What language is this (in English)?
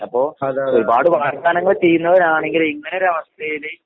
Malayalam